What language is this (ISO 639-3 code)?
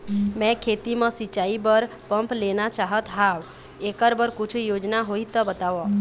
hne